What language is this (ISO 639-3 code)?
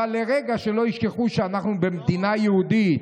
heb